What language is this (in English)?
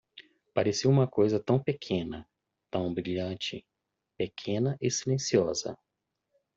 Portuguese